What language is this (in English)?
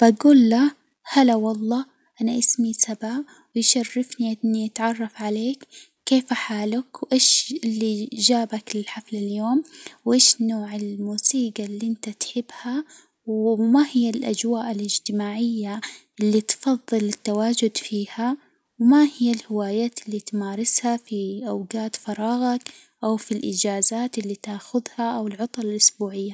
Hijazi Arabic